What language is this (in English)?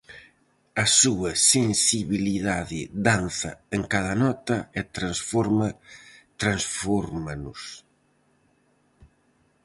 Galician